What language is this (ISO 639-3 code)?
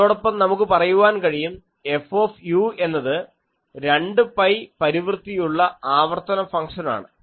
mal